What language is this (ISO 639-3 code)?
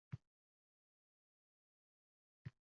uzb